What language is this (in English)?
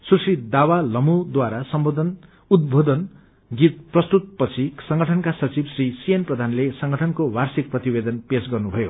Nepali